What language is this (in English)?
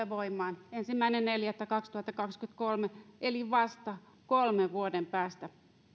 Finnish